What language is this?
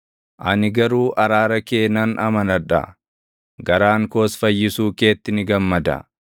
Oromo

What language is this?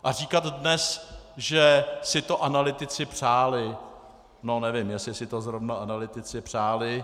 Czech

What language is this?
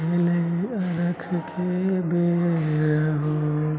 Maithili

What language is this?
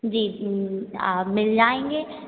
Hindi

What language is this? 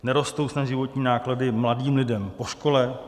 Czech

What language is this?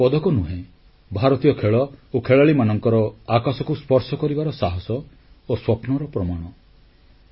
Odia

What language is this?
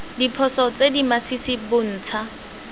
Tswana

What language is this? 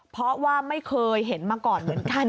Thai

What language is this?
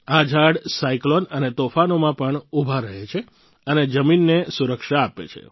Gujarati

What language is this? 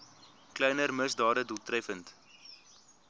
Afrikaans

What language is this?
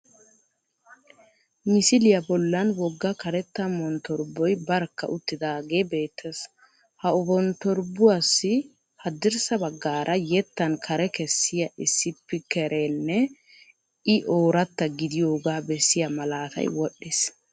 Wolaytta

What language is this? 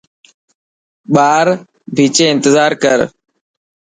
Dhatki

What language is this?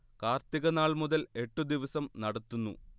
Malayalam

